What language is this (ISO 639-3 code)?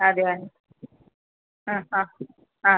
mal